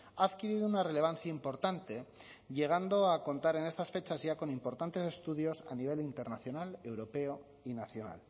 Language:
Spanish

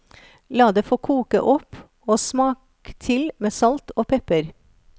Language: Norwegian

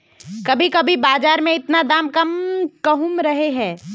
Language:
Magahi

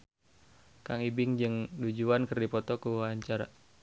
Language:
Sundanese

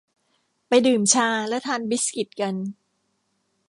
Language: Thai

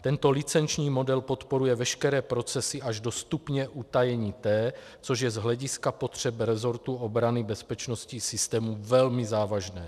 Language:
Czech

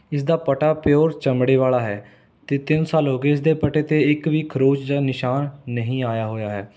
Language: Punjabi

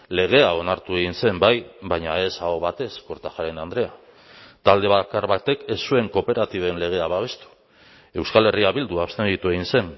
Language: Basque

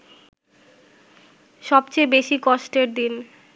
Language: Bangla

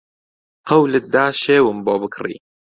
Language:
Central Kurdish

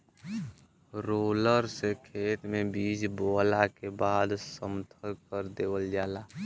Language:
Bhojpuri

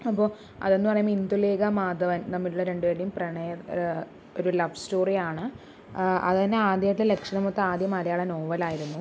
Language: Malayalam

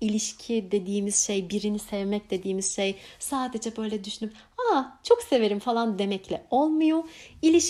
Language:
Turkish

